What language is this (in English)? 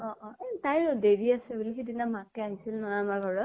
Assamese